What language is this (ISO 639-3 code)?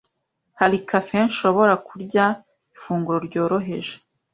kin